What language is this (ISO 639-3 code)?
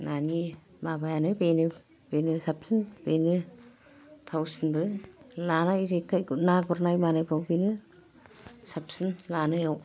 brx